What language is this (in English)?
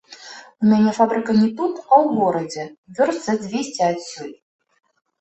Belarusian